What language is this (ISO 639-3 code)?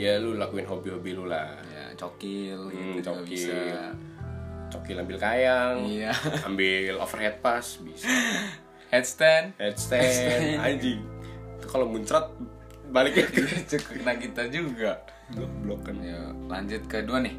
ind